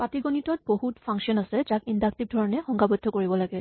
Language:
Assamese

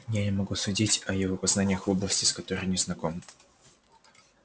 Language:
Russian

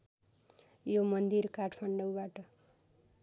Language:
Nepali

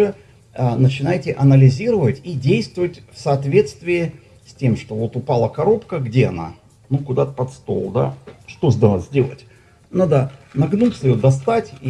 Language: Russian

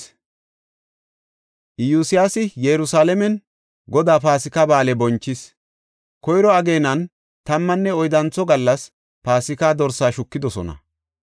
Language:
Gofa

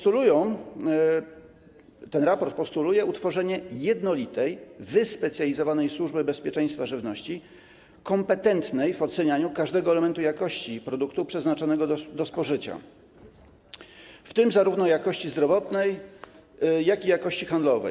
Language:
Polish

